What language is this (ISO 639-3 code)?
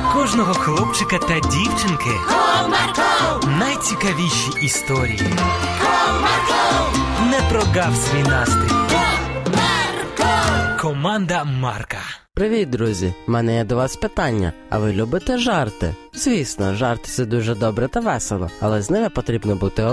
ukr